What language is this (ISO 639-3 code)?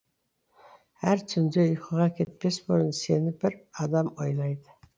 kaz